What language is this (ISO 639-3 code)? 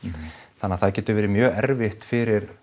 isl